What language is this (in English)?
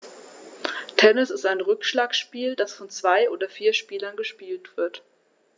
German